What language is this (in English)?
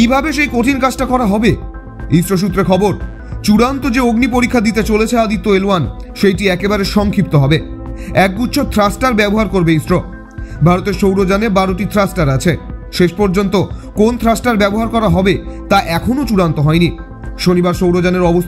Bangla